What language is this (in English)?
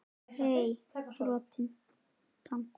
Icelandic